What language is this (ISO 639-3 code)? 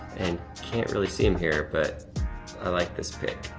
eng